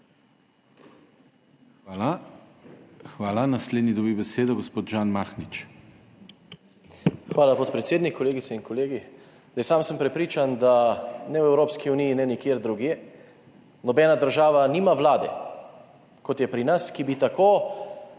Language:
Slovenian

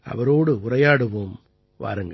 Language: Tamil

